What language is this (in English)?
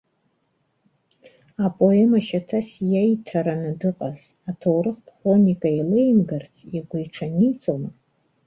Abkhazian